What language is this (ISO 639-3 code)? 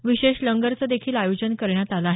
mar